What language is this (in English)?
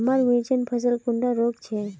Magahi